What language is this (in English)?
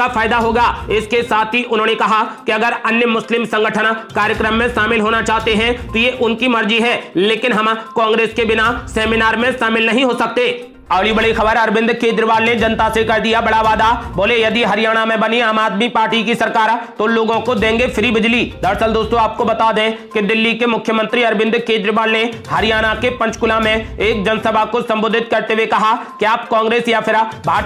Hindi